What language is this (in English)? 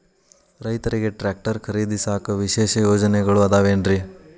Kannada